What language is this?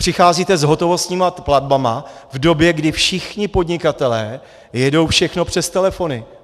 Czech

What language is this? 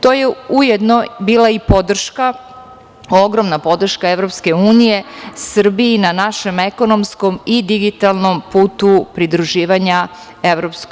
Serbian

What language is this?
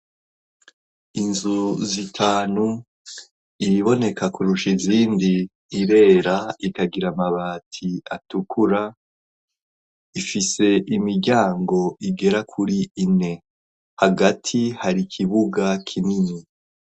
Rundi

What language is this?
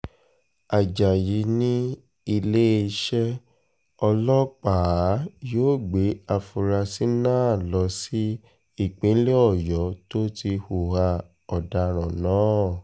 Yoruba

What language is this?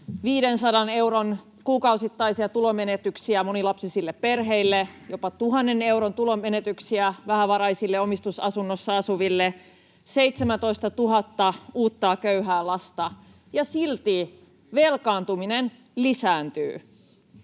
Finnish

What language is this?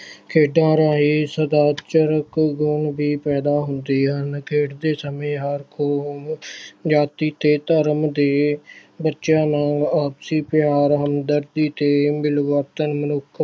Punjabi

